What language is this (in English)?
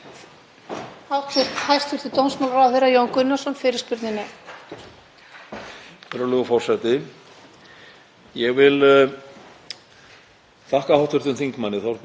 Icelandic